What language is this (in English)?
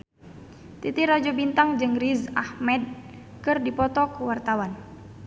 Sundanese